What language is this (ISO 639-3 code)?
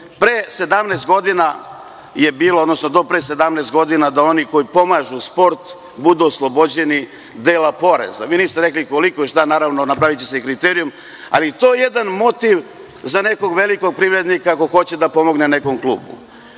srp